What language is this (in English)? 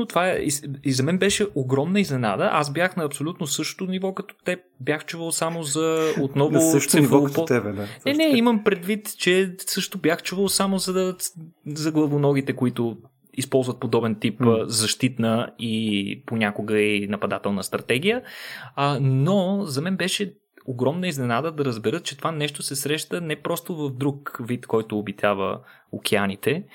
Bulgarian